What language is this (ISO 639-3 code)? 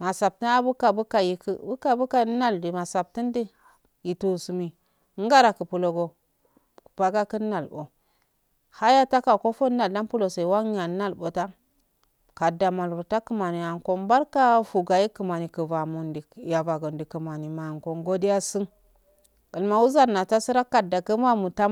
aal